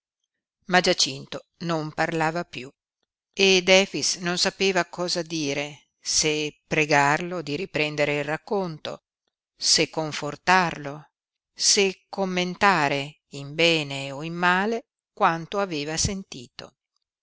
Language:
Italian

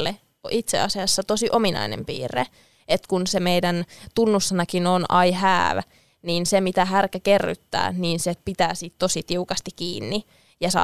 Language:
Finnish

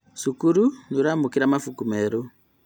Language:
Kikuyu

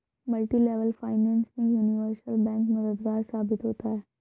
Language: Hindi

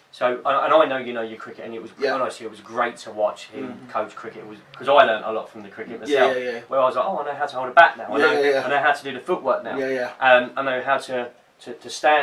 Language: English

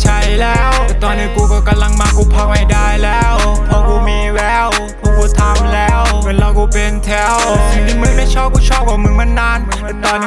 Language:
Thai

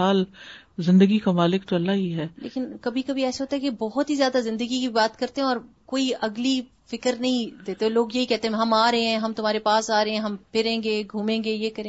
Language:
Urdu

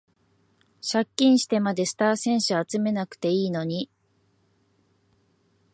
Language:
Japanese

